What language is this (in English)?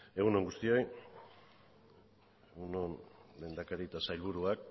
Basque